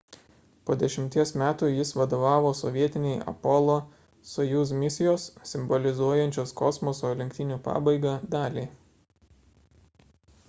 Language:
Lithuanian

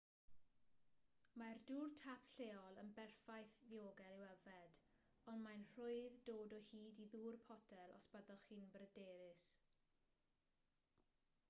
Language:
Welsh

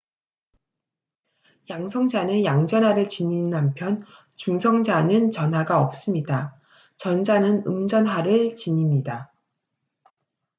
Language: Korean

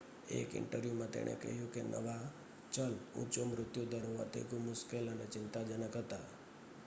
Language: Gujarati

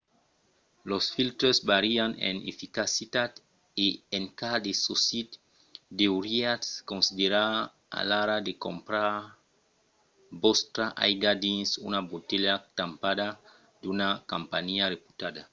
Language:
Occitan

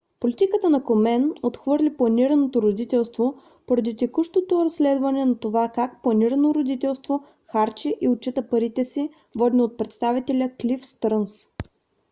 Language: Bulgarian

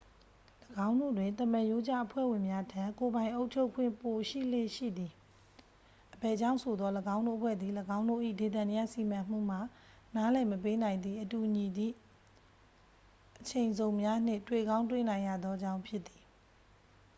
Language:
Burmese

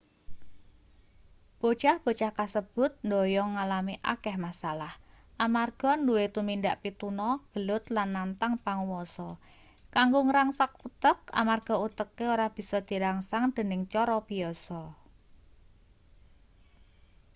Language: Javanese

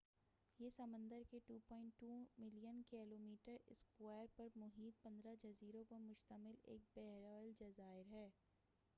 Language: Urdu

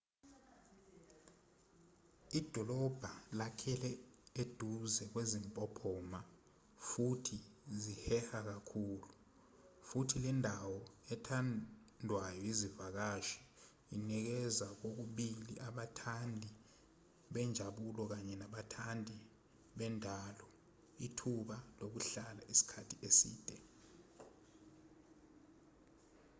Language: Zulu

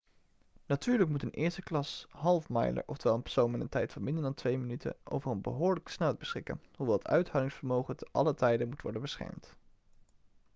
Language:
Dutch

